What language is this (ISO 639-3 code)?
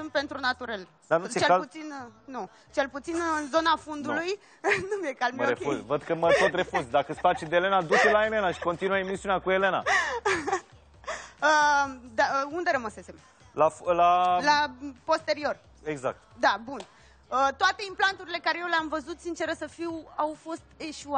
ron